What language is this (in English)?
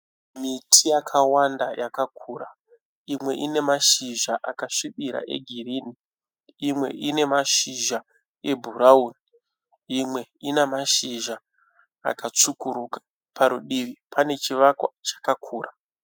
Shona